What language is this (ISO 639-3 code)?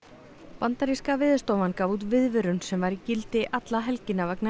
isl